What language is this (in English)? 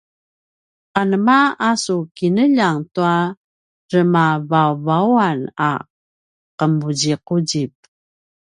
Paiwan